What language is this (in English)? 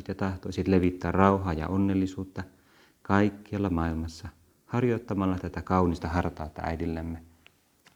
Finnish